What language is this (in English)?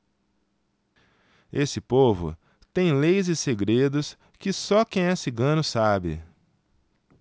Portuguese